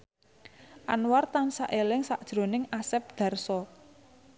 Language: Javanese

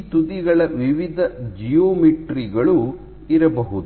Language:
Kannada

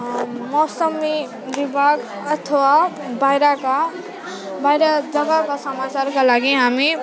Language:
Nepali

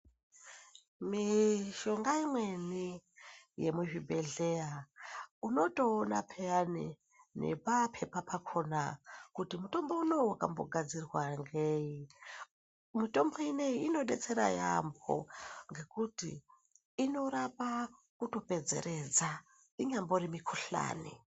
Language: Ndau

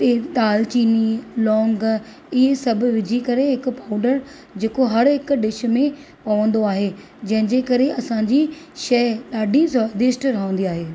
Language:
Sindhi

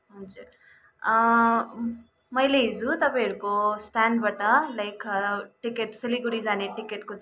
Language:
Nepali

